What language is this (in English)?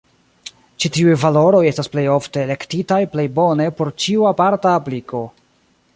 Esperanto